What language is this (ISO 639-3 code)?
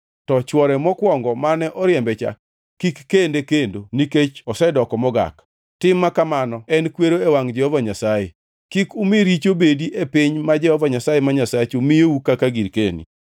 luo